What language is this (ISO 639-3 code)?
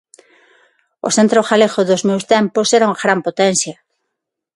glg